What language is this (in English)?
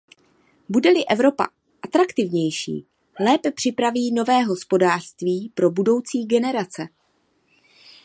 Czech